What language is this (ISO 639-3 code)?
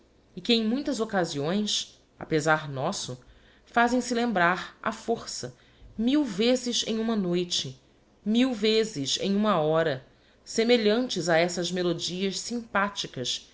por